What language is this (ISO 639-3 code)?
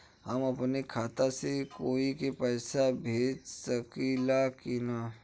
bho